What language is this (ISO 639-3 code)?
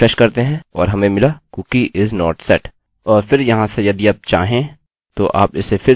hin